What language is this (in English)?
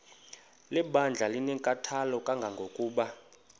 Xhosa